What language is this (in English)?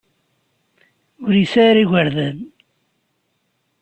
Kabyle